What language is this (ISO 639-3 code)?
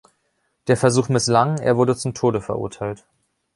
deu